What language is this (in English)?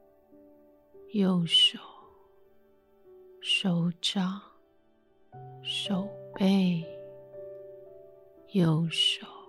Chinese